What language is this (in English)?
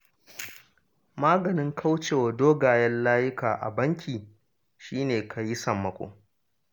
Hausa